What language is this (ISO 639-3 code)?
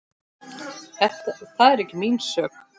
isl